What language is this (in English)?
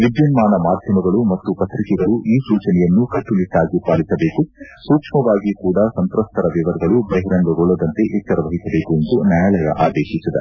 Kannada